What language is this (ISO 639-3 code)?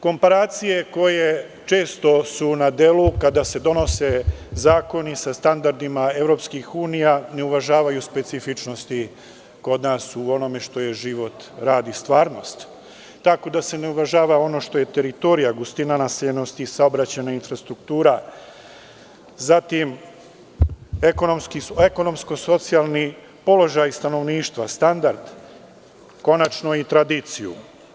srp